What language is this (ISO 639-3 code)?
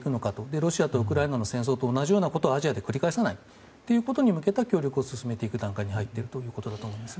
jpn